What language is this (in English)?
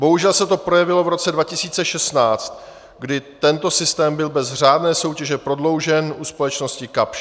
Czech